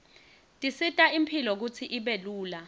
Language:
Swati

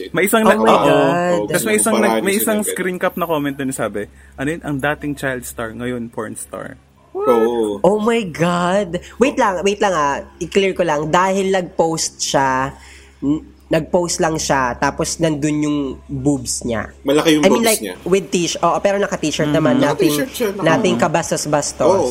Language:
Filipino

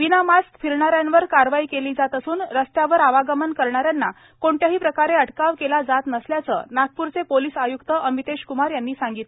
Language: Marathi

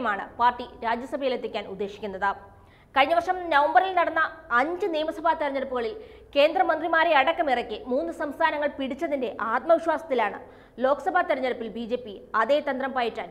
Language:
Malayalam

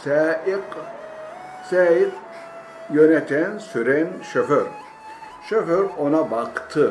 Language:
Turkish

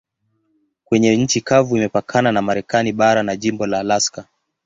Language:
Swahili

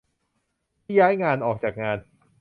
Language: Thai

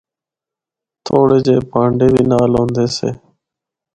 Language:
Northern Hindko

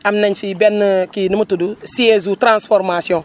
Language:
Wolof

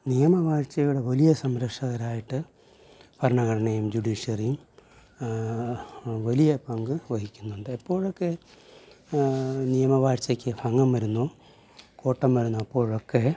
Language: Malayalam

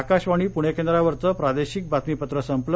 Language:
Marathi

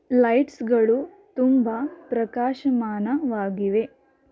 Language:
Kannada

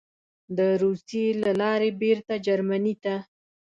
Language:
Pashto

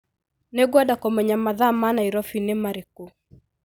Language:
Kikuyu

